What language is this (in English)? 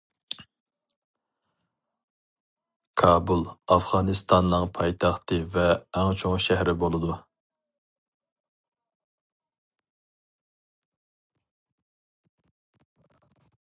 Uyghur